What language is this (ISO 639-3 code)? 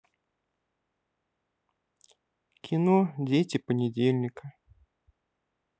rus